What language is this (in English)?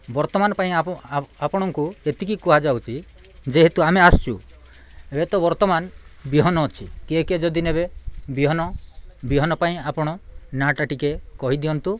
Odia